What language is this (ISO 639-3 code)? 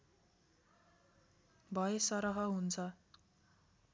nep